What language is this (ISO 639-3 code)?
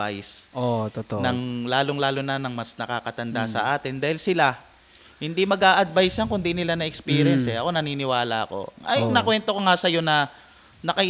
fil